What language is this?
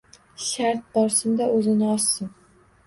Uzbek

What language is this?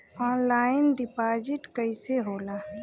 Bhojpuri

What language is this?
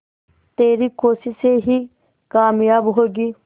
Hindi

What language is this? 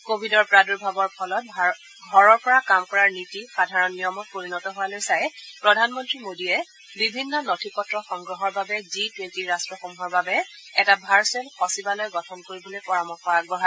Assamese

